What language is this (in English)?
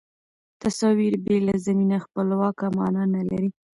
Pashto